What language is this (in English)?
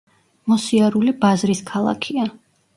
Georgian